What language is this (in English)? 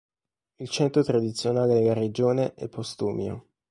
Italian